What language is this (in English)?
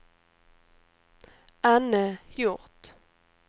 Swedish